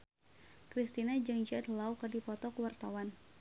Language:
Sundanese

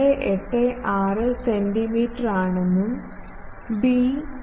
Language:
Malayalam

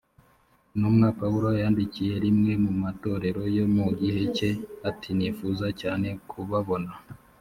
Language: Kinyarwanda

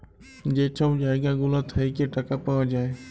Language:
Bangla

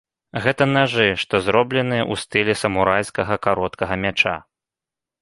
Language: Belarusian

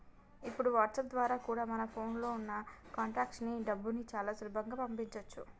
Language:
Telugu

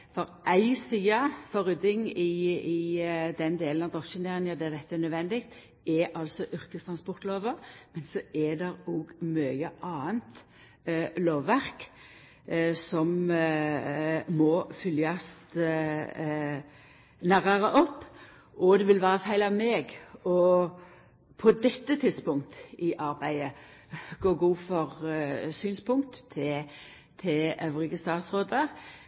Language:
Norwegian Nynorsk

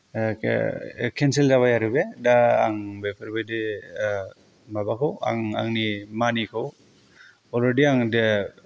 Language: Bodo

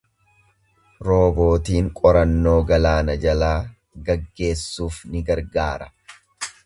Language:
Oromo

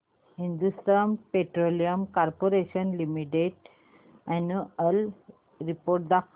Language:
Marathi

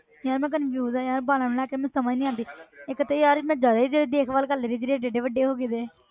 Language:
Punjabi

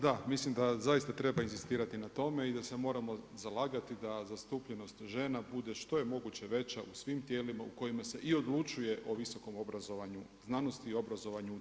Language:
Croatian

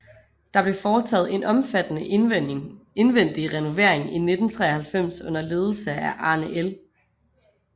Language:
Danish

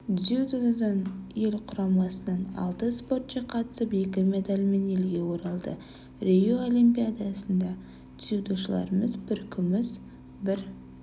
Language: Kazakh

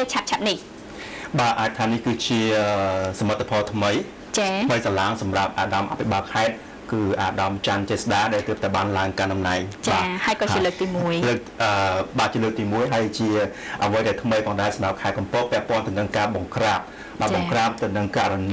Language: Thai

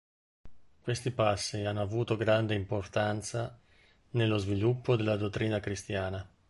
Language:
Italian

